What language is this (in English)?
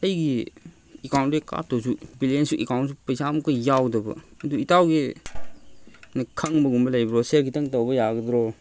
Manipuri